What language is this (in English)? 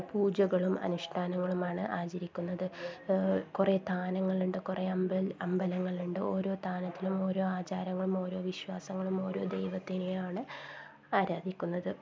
Malayalam